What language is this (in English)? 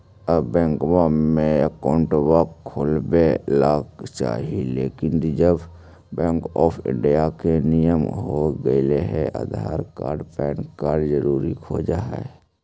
Magahi